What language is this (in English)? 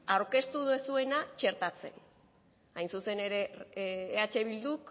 Basque